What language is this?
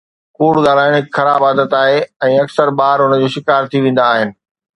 Sindhi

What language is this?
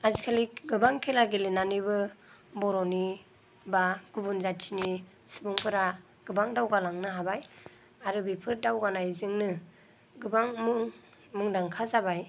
Bodo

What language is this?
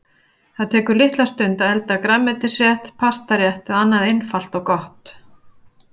Icelandic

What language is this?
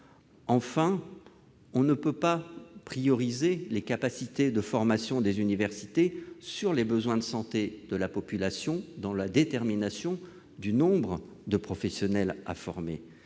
French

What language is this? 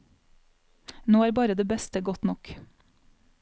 Norwegian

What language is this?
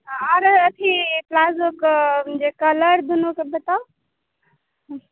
Maithili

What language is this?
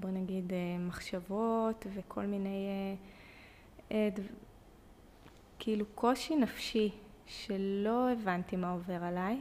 Hebrew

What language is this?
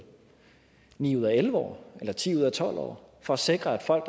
Danish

